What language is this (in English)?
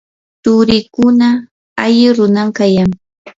Yanahuanca Pasco Quechua